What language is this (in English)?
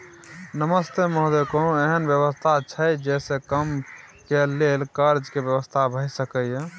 Maithili